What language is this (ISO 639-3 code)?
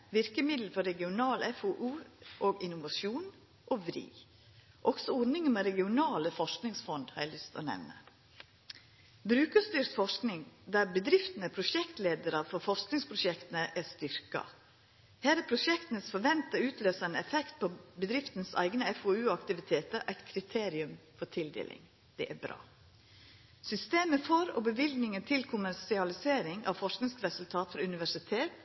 nno